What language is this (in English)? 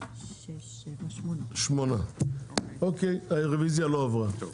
Hebrew